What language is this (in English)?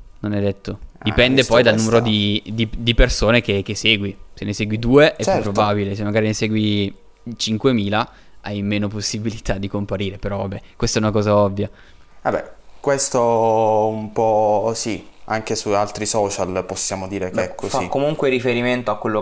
Italian